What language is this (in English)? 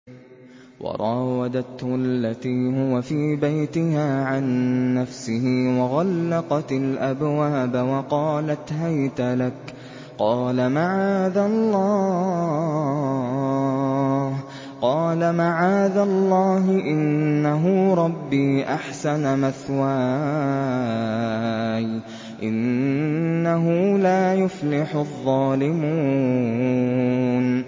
Arabic